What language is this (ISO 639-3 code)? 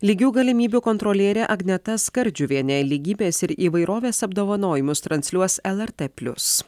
lit